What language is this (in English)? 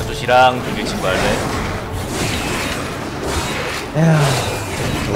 Korean